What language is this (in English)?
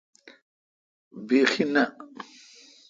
Kalkoti